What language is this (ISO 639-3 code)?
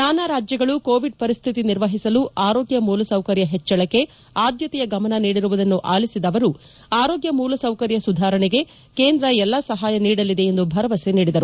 kan